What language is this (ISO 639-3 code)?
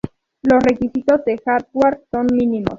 spa